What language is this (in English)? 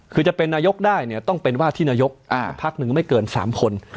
Thai